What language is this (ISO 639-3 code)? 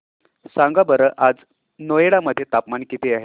mar